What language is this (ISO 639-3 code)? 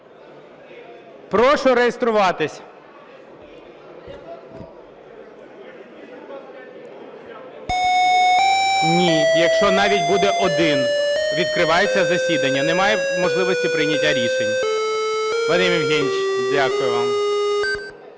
ukr